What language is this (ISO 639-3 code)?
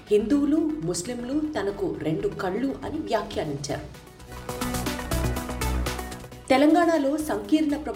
tel